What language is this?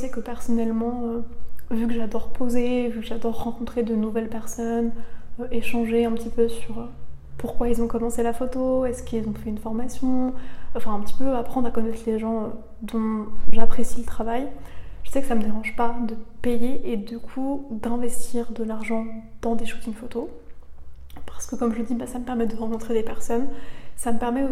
French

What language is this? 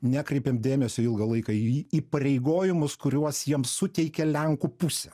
Lithuanian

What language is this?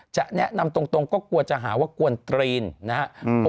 Thai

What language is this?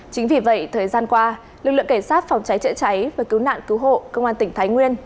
Vietnamese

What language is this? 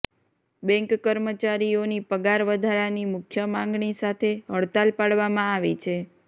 Gujarati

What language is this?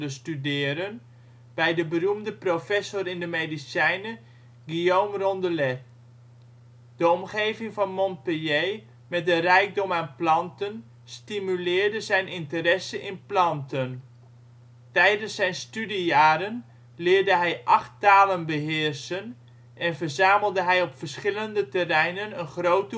Dutch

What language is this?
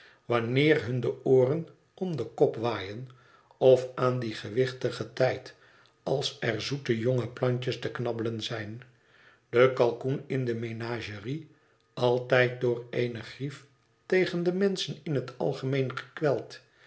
Dutch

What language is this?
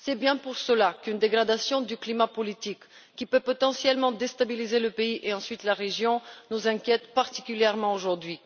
French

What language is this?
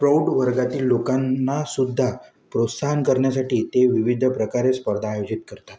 Marathi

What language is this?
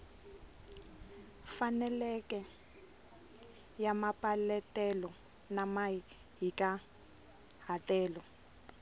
Tsonga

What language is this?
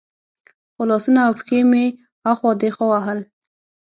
Pashto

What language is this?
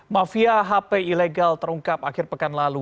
Indonesian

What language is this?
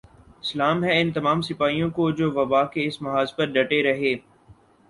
Urdu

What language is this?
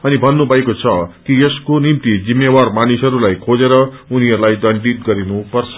Nepali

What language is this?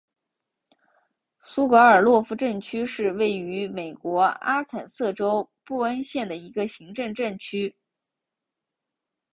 Chinese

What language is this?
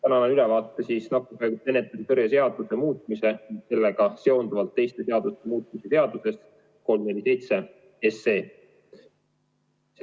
Estonian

